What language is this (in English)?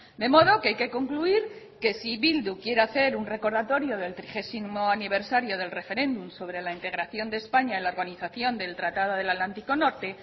Spanish